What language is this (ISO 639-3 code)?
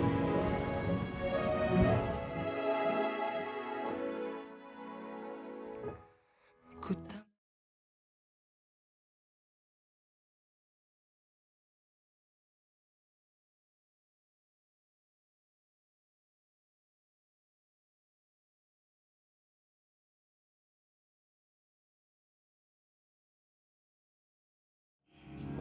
ind